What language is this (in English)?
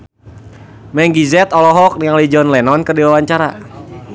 Sundanese